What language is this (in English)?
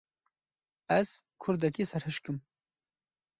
Kurdish